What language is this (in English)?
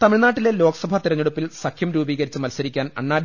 Malayalam